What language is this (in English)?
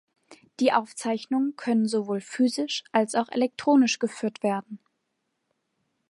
German